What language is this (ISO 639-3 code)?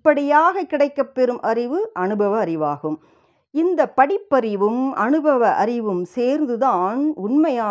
tam